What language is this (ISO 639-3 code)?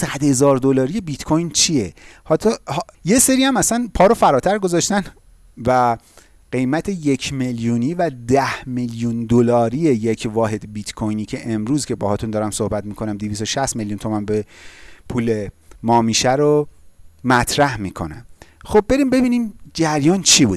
fas